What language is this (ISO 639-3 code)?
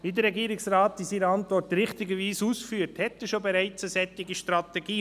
gsw